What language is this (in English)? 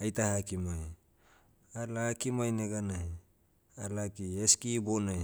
Motu